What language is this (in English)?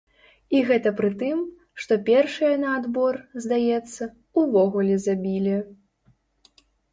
Belarusian